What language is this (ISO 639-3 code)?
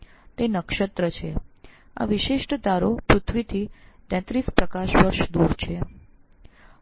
guj